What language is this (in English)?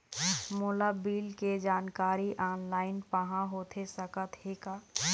Chhattisgarhi